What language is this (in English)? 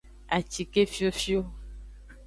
Aja (Benin)